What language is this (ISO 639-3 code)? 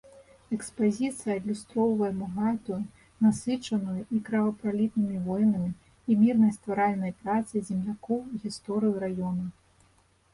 bel